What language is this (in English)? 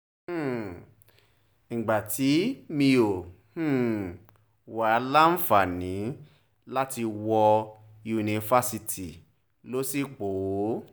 Yoruba